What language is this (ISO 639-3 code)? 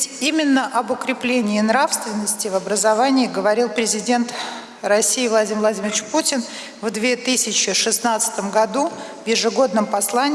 rus